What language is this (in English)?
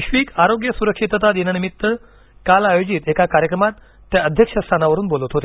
Marathi